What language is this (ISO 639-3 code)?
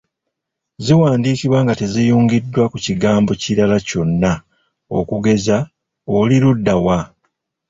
lug